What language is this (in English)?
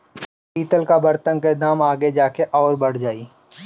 Bhojpuri